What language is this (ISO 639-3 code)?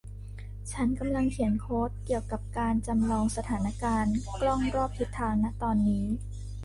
tha